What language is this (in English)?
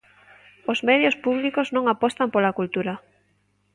Galician